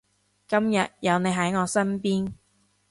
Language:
Cantonese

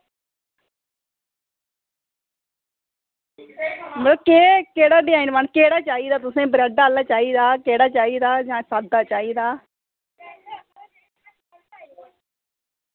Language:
Dogri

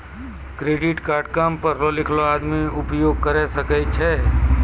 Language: Maithili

